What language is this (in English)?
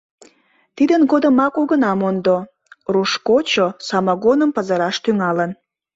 Mari